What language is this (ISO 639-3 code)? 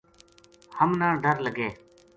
gju